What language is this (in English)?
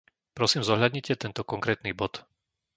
Slovak